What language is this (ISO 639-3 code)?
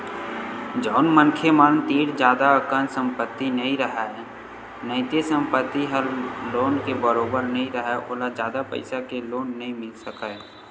hne